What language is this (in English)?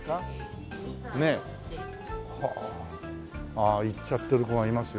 Japanese